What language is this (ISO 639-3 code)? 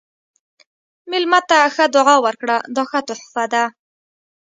pus